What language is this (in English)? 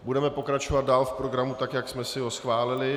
Czech